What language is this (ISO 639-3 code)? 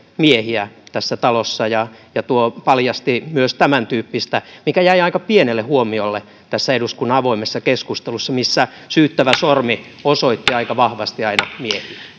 fin